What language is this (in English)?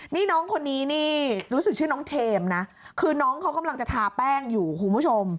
Thai